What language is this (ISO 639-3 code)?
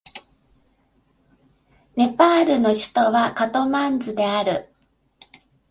jpn